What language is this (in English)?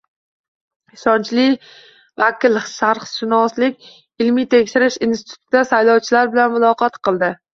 Uzbek